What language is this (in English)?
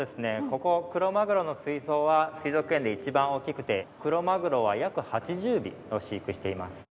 Japanese